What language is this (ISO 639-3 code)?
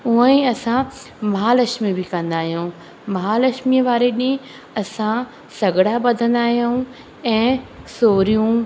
snd